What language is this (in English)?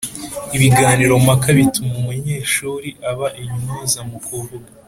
Kinyarwanda